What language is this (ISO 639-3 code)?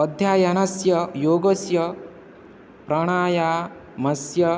san